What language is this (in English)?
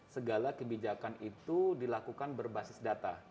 Indonesian